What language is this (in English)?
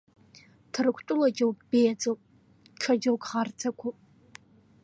Abkhazian